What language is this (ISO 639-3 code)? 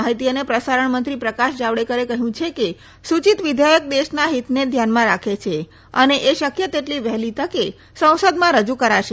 guj